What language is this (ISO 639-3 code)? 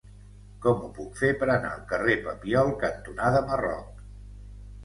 cat